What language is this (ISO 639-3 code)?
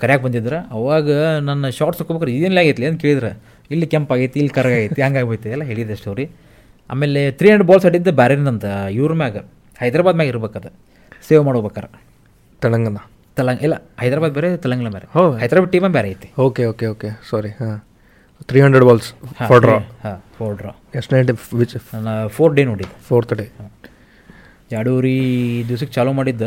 kan